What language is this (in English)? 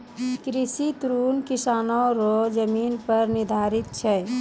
Maithili